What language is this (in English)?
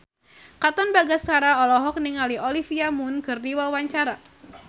Sundanese